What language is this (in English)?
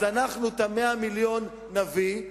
Hebrew